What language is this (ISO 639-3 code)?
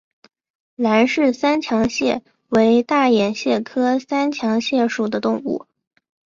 zho